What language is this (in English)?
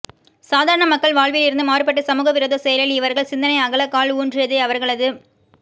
Tamil